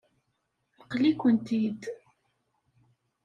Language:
Kabyle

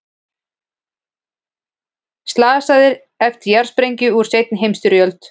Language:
Icelandic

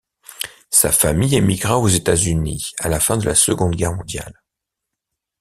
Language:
French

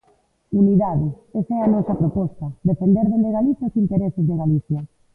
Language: Galician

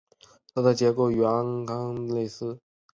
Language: Chinese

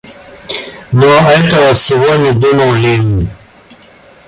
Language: Russian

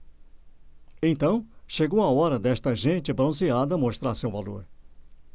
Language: Portuguese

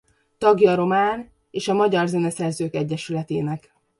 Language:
Hungarian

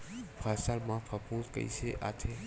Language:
Chhattisgarhi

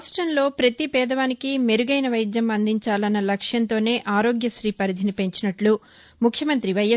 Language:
Telugu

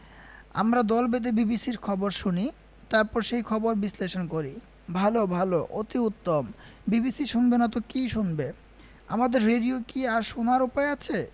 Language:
Bangla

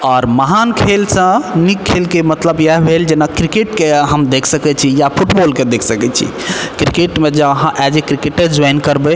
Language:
Maithili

